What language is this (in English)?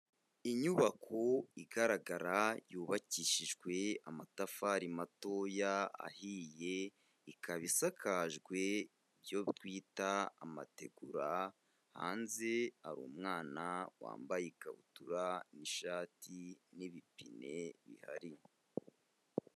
Kinyarwanda